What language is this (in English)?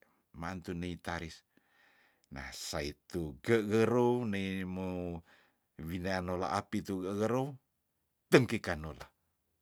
Tondano